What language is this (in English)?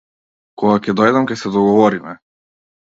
Macedonian